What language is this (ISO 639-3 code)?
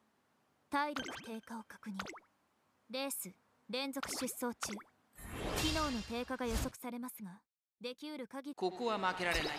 jpn